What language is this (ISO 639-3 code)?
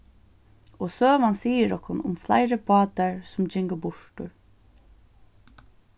fao